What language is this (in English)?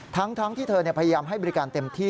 Thai